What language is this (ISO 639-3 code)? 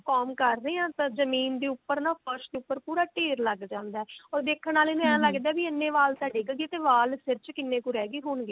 pan